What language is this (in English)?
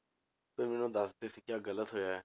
Punjabi